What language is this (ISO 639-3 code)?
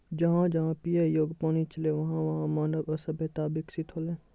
mai